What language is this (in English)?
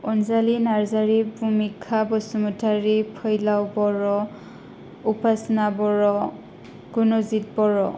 Bodo